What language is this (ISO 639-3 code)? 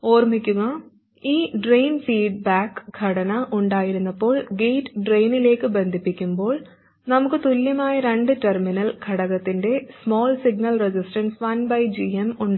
mal